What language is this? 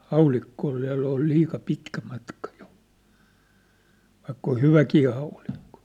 Finnish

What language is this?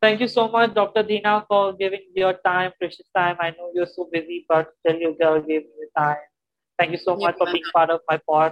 Urdu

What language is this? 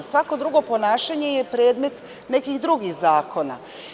Serbian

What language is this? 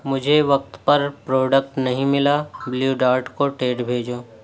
Urdu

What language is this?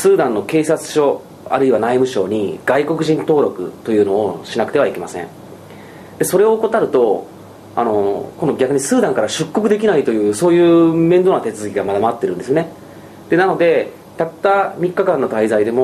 Japanese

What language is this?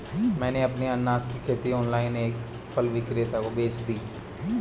Hindi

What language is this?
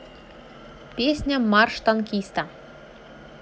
Russian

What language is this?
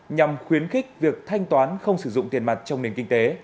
Vietnamese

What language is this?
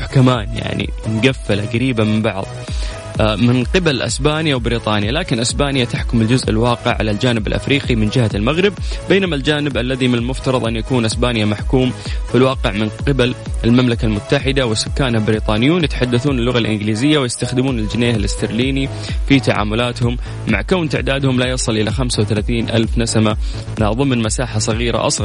Arabic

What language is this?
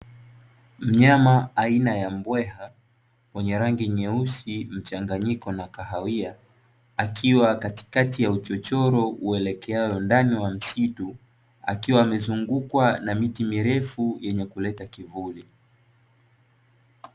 Swahili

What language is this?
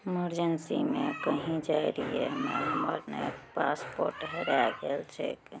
Maithili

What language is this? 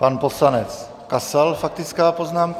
Czech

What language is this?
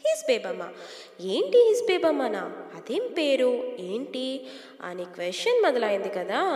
Telugu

